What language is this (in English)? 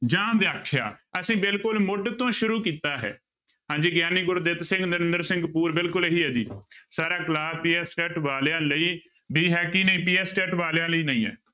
Punjabi